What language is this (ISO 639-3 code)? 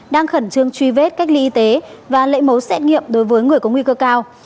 vie